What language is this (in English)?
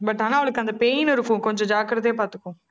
Tamil